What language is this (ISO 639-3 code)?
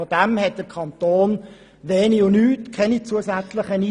gsw